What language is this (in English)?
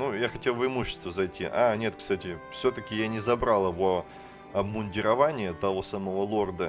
Russian